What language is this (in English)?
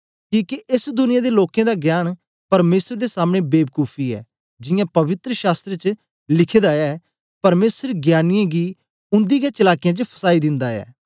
Dogri